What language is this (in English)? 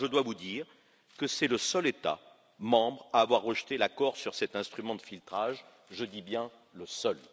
French